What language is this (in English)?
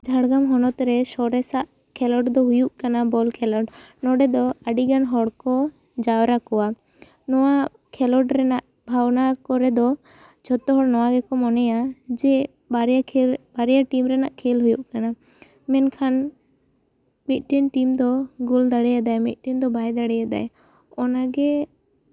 Santali